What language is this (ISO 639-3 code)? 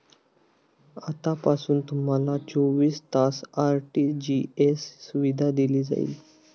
mar